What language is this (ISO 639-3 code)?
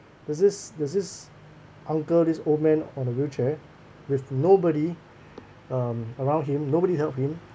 eng